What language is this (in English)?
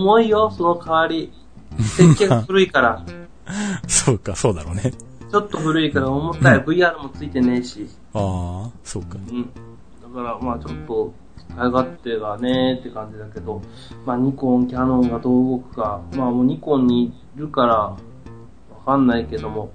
Japanese